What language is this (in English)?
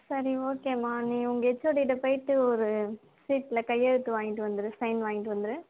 Tamil